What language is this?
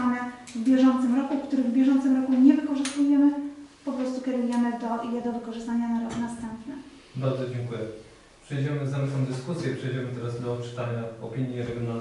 Polish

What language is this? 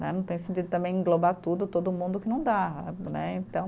Portuguese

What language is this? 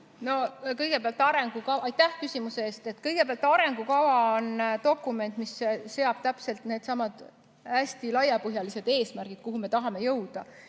Estonian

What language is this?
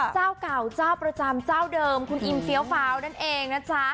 Thai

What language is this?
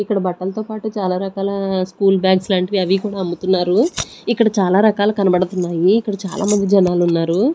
Telugu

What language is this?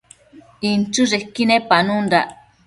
Matsés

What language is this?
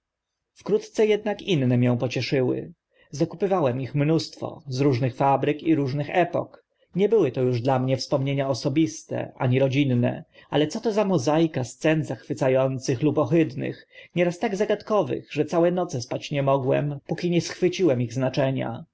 Polish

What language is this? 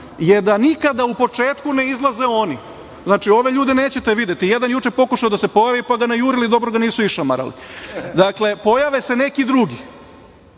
Serbian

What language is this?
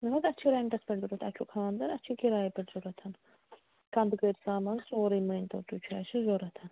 Kashmiri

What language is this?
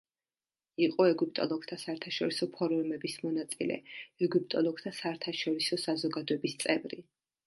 Georgian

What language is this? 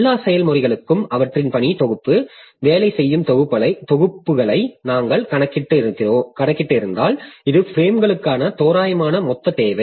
Tamil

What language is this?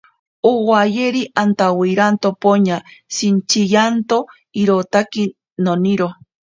Ashéninka Perené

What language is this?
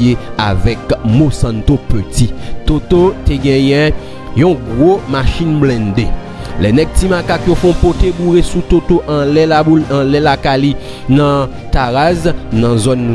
French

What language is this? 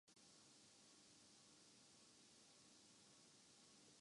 Urdu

